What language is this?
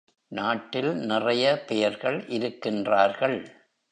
Tamil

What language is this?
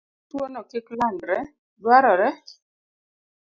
Luo (Kenya and Tanzania)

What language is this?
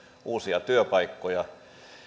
Finnish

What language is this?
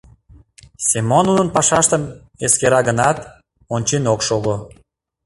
Mari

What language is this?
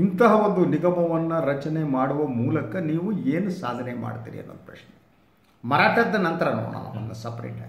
Kannada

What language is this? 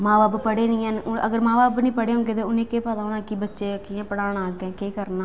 Dogri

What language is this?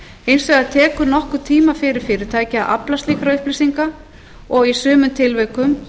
Icelandic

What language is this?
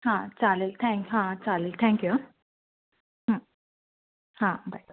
Marathi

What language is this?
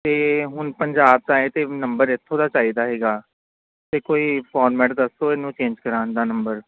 Punjabi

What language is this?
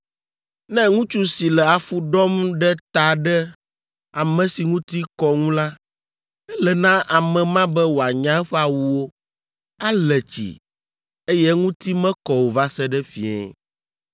Ewe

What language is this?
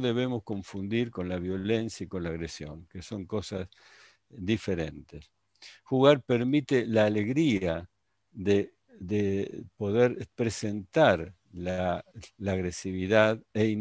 Spanish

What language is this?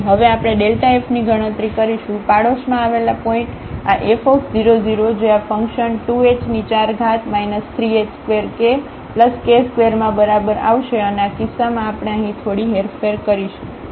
Gujarati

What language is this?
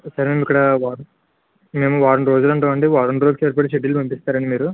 Telugu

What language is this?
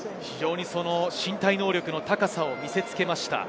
Japanese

